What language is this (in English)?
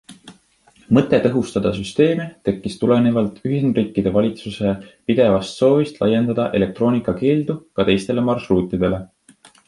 Estonian